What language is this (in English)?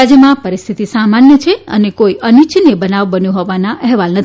Gujarati